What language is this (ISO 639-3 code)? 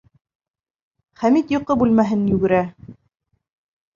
bak